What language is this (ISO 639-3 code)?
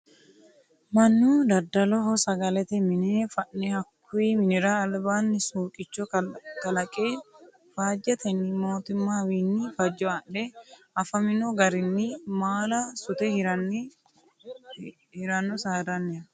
sid